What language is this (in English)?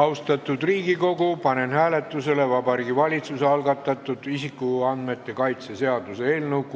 Estonian